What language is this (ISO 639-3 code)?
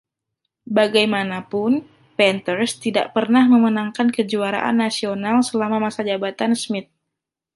ind